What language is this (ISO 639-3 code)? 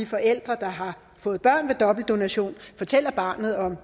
dan